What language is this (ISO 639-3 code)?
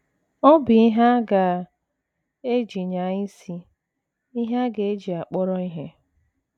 ibo